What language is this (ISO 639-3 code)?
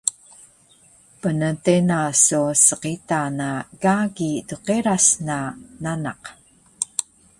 trv